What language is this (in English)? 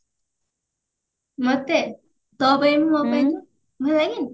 Odia